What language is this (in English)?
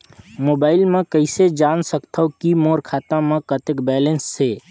Chhattisgarhi